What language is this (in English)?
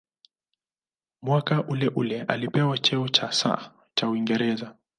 Swahili